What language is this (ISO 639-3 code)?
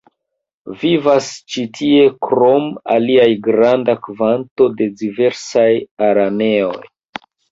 epo